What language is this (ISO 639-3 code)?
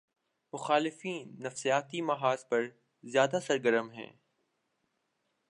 urd